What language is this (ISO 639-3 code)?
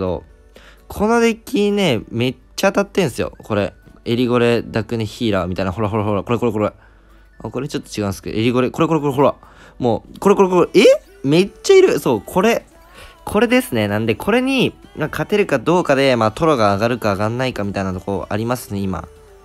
jpn